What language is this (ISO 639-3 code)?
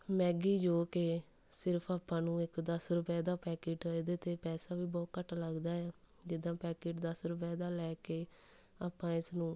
pan